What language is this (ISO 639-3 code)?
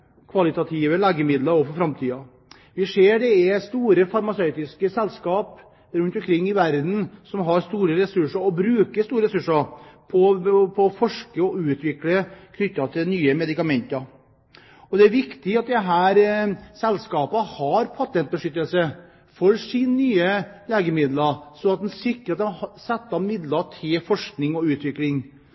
nob